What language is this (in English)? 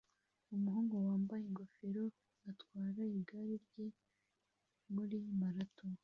Kinyarwanda